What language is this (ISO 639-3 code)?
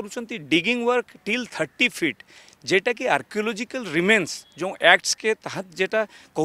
hin